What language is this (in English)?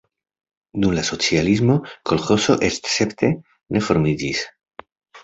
Esperanto